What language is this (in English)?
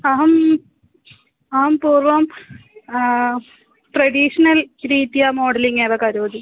Sanskrit